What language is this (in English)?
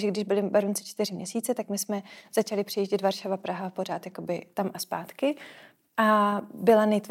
Czech